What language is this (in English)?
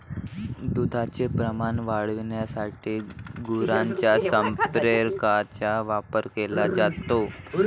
Marathi